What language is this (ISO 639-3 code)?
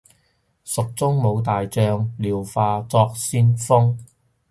yue